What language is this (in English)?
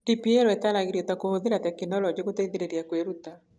Kikuyu